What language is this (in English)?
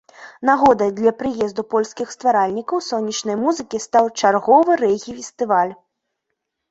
Belarusian